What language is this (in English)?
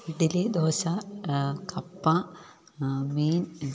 Malayalam